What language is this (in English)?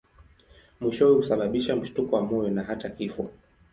Swahili